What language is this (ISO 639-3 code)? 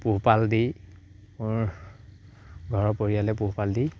asm